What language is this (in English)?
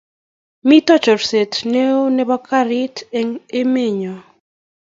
Kalenjin